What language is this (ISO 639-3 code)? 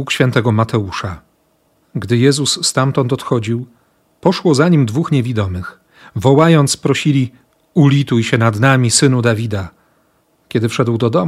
pol